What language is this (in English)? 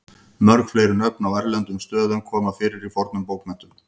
Icelandic